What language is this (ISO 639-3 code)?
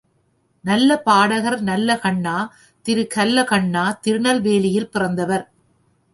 tam